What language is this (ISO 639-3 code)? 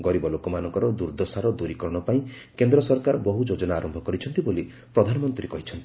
ori